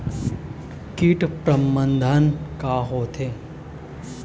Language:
Chhattisgarhi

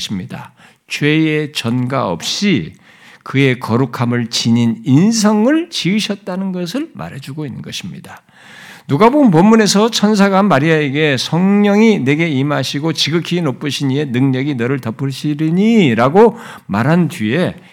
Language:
Korean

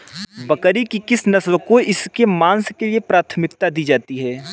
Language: Hindi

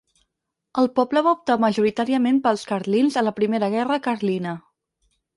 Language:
Catalan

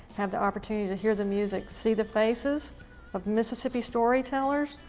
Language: English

